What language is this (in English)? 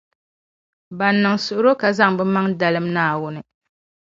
Dagbani